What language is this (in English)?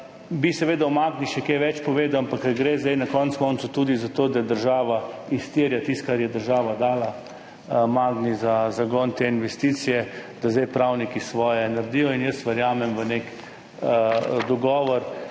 Slovenian